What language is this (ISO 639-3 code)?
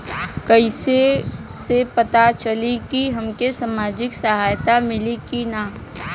bho